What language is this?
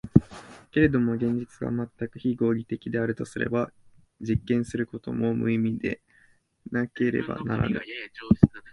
Japanese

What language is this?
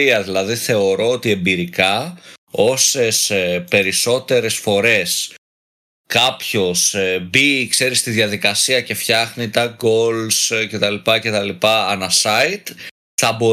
Greek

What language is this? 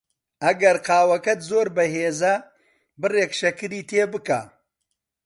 Central Kurdish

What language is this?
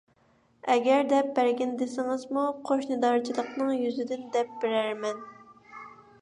Uyghur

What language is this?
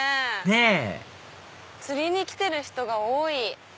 Japanese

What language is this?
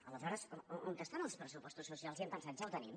Catalan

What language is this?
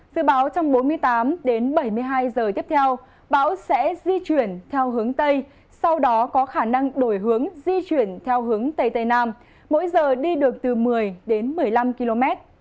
Vietnamese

